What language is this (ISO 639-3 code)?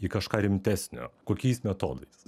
lit